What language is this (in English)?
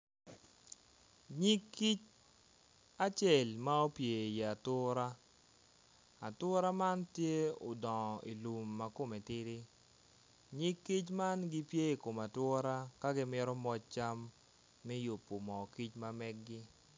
Acoli